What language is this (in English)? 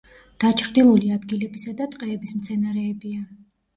Georgian